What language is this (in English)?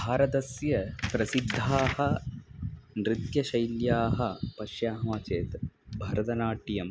Sanskrit